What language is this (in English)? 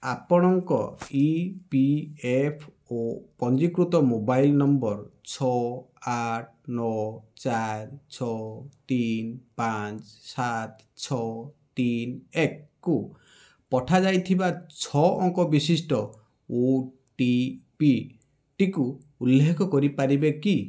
Odia